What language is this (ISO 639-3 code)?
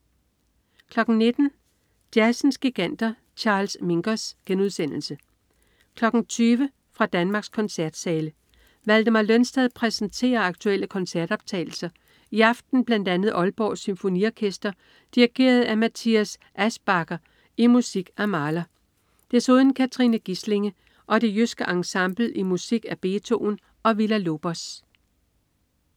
dan